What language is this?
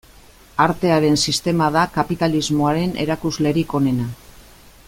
Basque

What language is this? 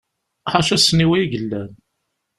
Kabyle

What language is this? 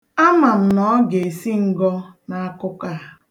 Igbo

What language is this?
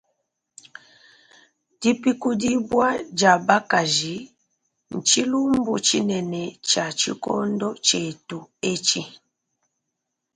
Luba-Lulua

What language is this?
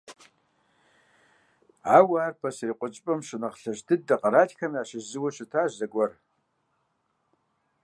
Kabardian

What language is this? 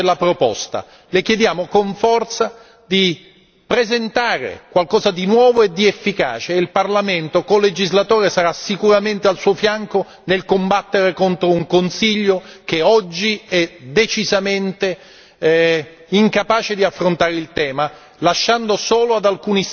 Italian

